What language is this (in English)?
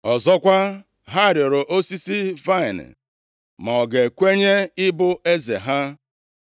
Igbo